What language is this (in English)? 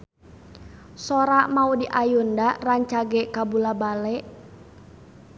Sundanese